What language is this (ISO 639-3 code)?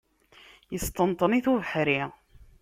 kab